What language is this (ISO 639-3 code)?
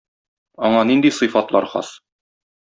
tat